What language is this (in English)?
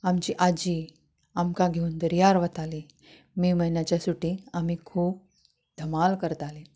Konkani